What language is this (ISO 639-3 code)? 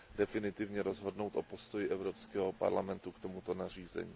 ces